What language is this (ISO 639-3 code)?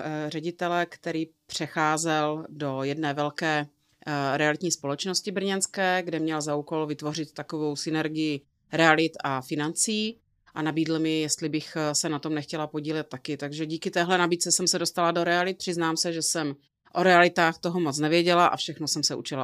ces